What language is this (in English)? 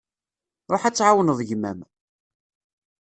Kabyle